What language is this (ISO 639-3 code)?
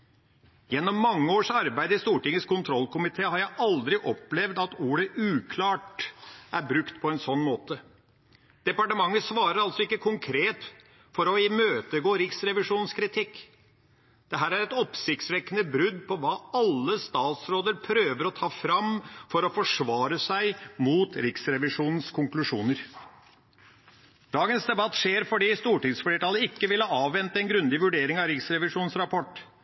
nob